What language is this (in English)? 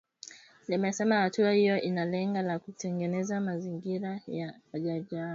Swahili